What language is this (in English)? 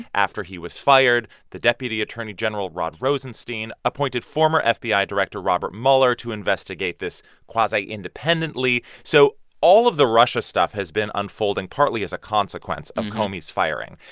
English